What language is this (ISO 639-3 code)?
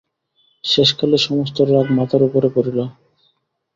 ben